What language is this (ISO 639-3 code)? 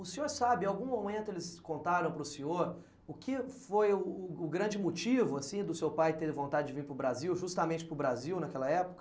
por